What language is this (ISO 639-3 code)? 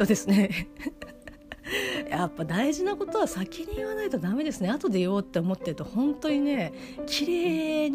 jpn